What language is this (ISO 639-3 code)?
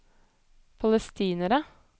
nor